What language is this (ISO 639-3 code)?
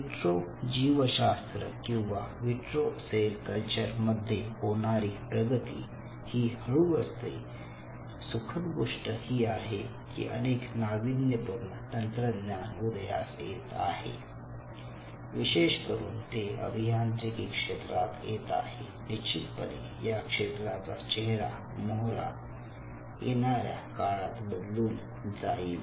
mar